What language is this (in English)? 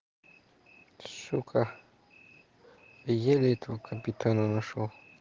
Russian